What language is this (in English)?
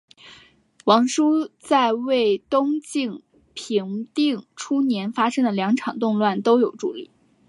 Chinese